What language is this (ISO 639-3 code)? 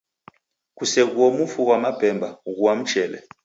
dav